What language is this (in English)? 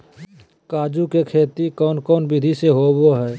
Magahi